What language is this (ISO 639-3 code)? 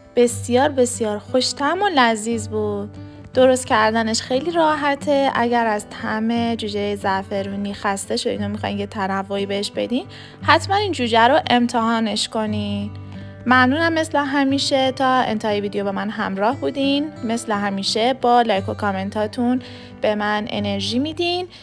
fas